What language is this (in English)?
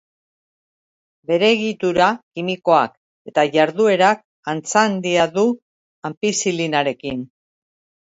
Basque